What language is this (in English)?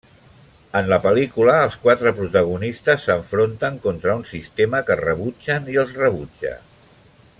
Catalan